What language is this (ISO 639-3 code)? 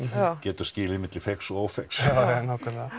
isl